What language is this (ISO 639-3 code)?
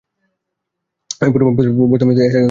ben